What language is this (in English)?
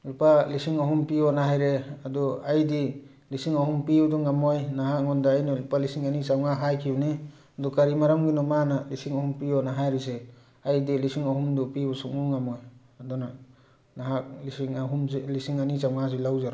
Manipuri